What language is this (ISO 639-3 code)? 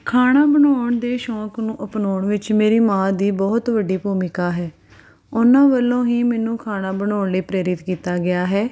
pan